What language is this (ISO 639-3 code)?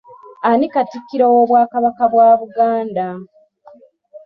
lug